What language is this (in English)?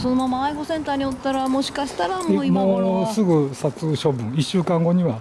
Japanese